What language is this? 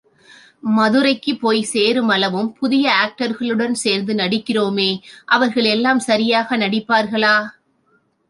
Tamil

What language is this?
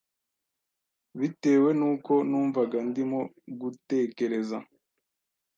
Kinyarwanda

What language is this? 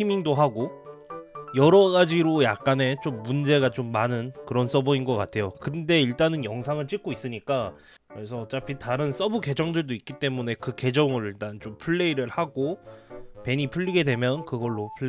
Korean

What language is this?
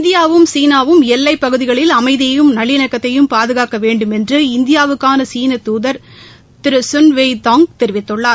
Tamil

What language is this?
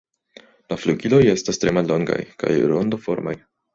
Esperanto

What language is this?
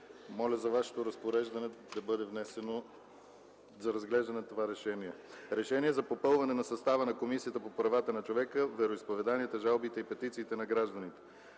Bulgarian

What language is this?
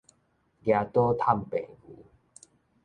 Min Nan Chinese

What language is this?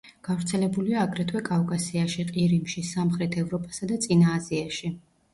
Georgian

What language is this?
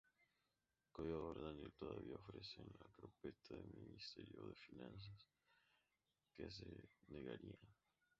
Spanish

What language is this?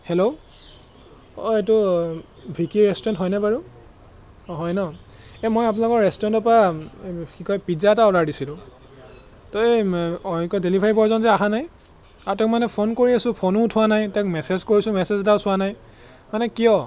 Assamese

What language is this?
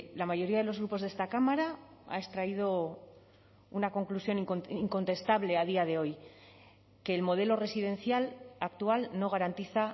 Spanish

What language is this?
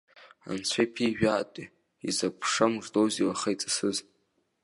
Abkhazian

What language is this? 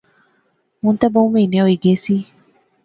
Pahari-Potwari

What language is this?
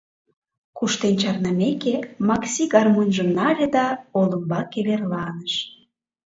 Mari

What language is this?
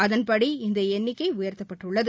Tamil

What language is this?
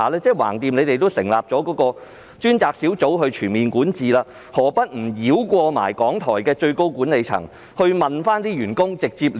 Cantonese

